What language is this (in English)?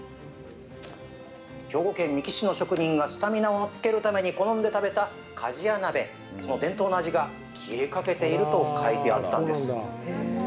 Japanese